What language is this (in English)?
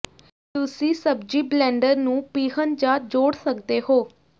Punjabi